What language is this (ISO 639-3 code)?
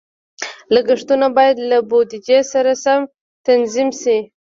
pus